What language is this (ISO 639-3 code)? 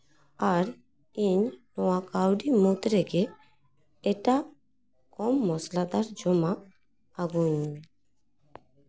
sat